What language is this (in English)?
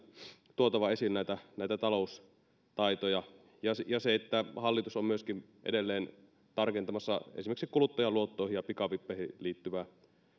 Finnish